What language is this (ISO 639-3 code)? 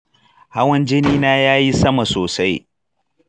hau